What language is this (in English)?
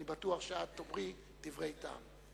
Hebrew